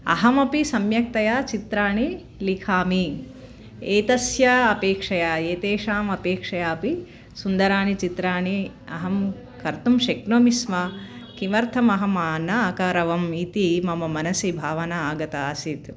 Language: Sanskrit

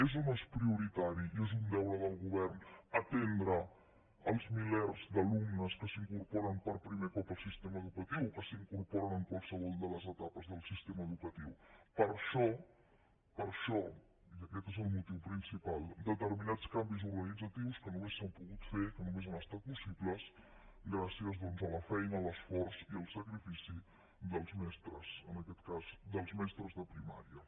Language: Catalan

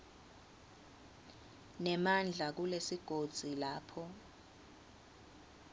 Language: Swati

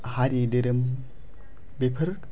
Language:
Bodo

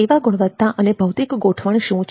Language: Gujarati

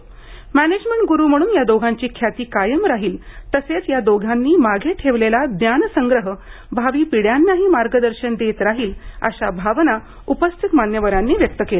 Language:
Marathi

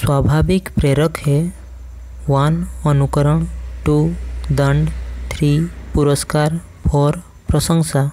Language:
Hindi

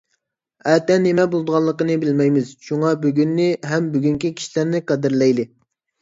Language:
Uyghur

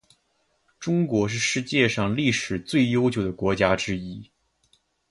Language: Chinese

